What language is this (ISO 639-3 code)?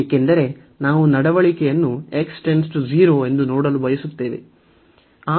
kan